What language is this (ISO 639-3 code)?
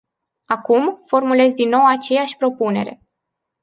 ron